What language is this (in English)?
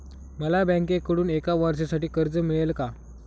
Marathi